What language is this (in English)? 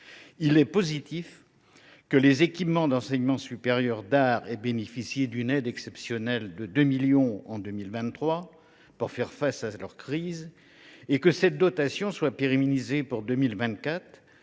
French